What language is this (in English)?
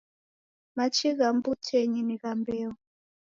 Taita